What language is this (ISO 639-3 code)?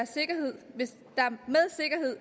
dan